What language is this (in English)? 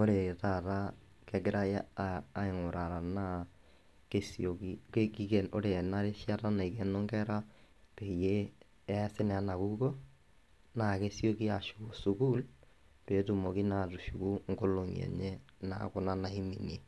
Masai